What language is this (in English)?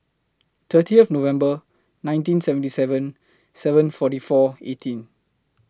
English